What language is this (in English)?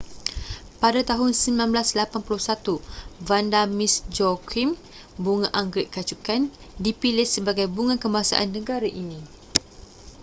Malay